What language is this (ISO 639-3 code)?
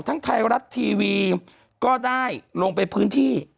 tha